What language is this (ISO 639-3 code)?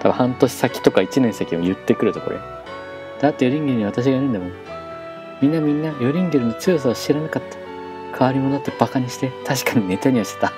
jpn